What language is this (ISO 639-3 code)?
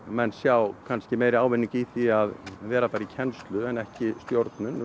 isl